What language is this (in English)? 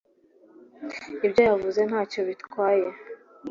Kinyarwanda